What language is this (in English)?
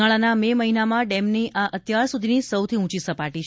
Gujarati